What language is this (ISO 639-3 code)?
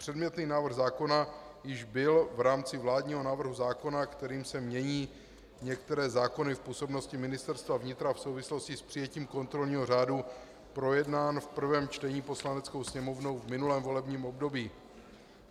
ces